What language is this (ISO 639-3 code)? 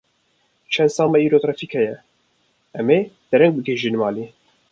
kur